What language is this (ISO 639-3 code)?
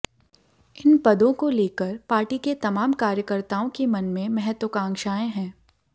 hin